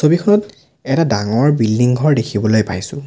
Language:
Assamese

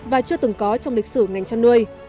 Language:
Vietnamese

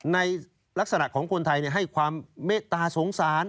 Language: Thai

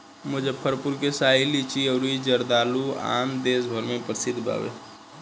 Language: Bhojpuri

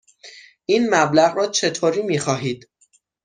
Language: Persian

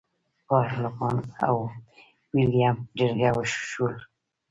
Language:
Pashto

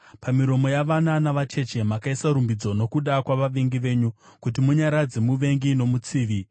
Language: Shona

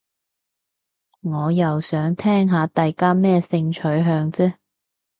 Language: Cantonese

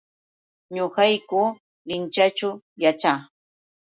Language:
Yauyos Quechua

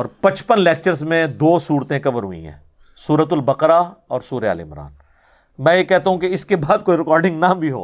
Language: Urdu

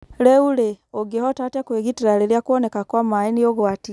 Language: Kikuyu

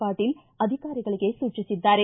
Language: Kannada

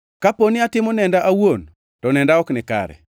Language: Luo (Kenya and Tanzania)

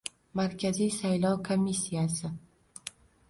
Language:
Uzbek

